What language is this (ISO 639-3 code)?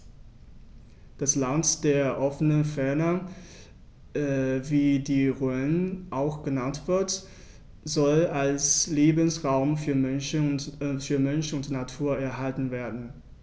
deu